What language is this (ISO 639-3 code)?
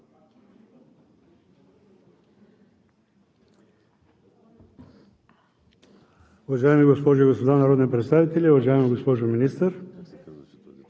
bul